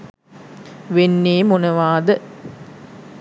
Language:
Sinhala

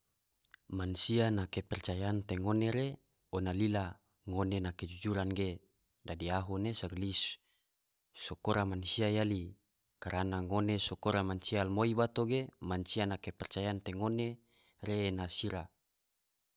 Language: Tidore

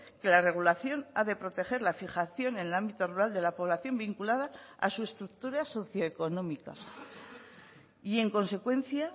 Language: Spanish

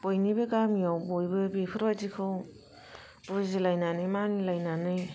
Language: Bodo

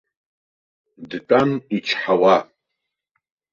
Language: Abkhazian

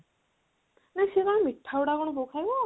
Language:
Odia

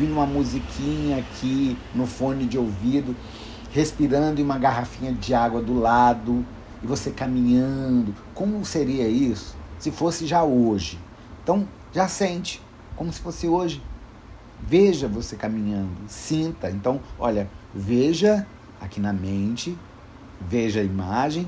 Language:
Portuguese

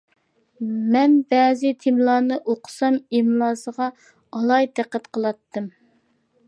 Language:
Uyghur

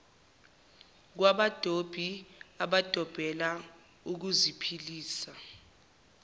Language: Zulu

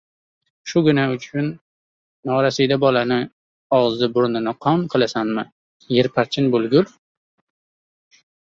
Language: Uzbek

